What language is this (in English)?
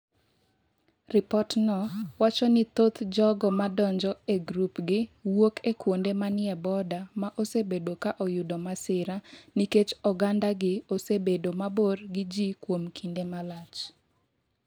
Luo (Kenya and Tanzania)